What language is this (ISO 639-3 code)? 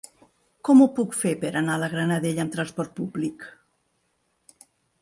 cat